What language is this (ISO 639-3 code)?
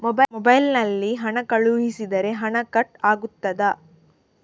kan